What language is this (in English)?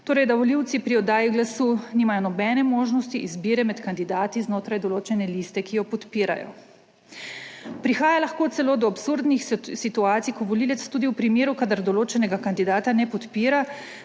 Slovenian